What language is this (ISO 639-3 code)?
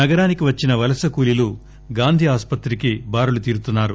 tel